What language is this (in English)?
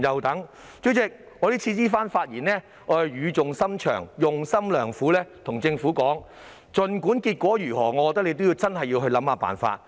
Cantonese